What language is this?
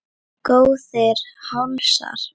Icelandic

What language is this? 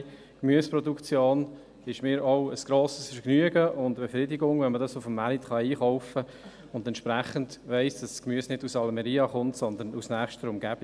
Swiss German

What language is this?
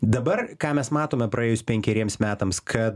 Lithuanian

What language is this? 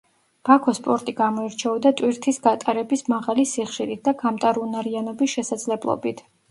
Georgian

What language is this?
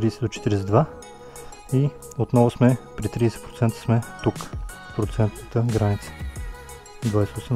Bulgarian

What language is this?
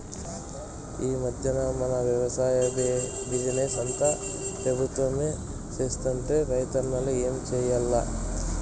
Telugu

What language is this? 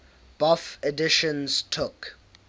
English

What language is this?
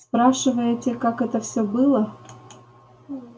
Russian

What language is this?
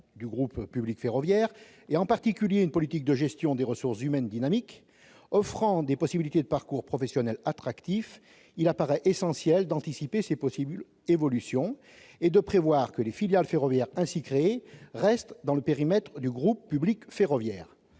French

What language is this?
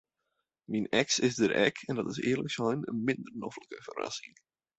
Western Frisian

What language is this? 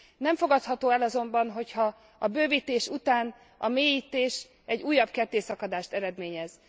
Hungarian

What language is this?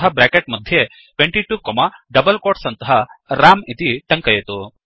Sanskrit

